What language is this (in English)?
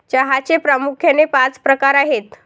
Marathi